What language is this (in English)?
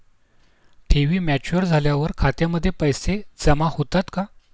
Marathi